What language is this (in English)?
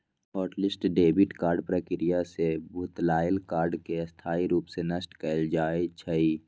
Magahi